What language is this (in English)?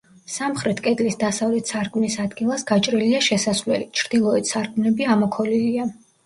Georgian